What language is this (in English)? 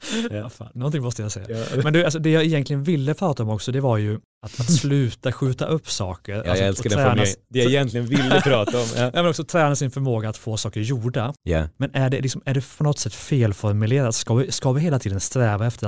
Swedish